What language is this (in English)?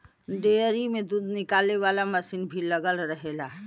Bhojpuri